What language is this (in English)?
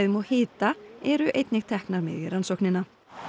Icelandic